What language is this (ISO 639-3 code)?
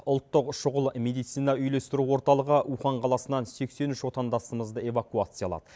kaz